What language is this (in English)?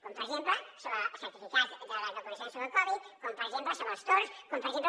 Catalan